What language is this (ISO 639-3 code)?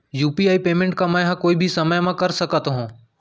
hne